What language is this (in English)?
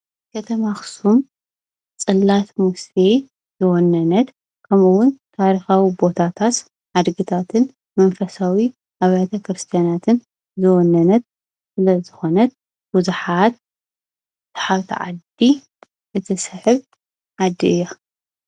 Tigrinya